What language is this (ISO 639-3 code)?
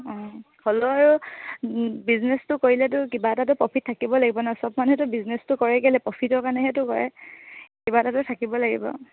asm